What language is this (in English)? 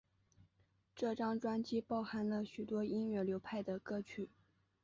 Chinese